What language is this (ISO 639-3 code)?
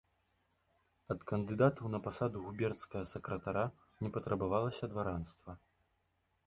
bel